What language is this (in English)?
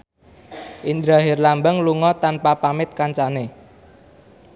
Javanese